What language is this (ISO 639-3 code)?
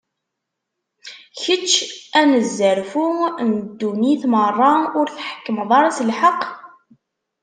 kab